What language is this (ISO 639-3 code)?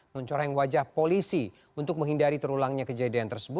ind